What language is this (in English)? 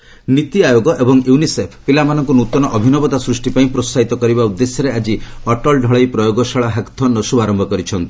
Odia